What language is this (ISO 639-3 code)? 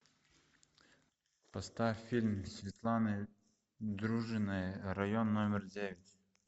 rus